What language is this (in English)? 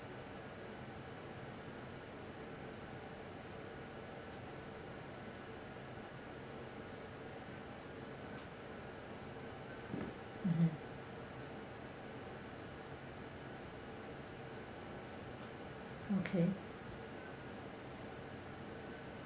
English